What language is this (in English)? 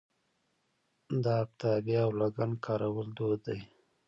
Pashto